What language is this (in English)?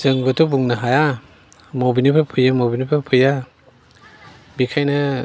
Bodo